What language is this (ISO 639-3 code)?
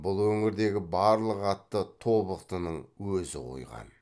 kaz